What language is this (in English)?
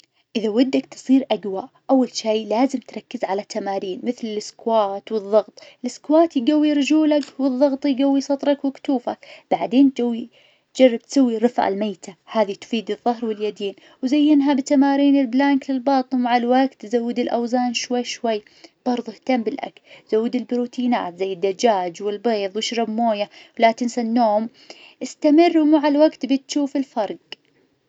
Najdi Arabic